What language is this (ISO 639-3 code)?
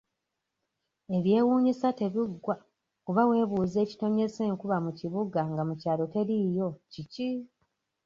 lug